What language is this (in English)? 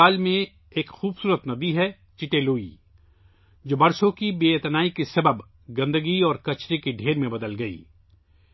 Urdu